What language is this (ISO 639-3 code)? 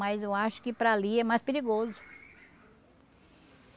por